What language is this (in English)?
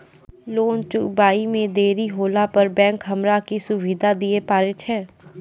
Maithili